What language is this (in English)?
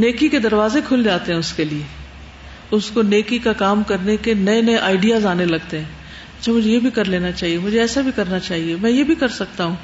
Urdu